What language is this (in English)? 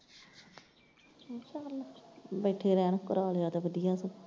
Punjabi